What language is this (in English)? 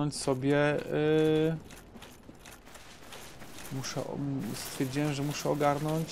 Polish